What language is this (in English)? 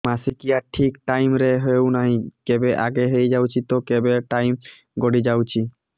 Odia